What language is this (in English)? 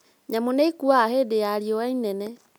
Kikuyu